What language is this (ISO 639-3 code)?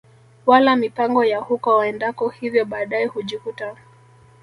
swa